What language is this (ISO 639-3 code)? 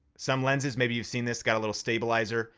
eng